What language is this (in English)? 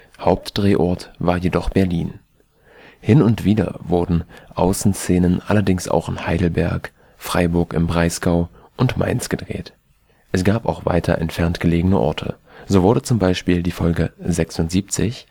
German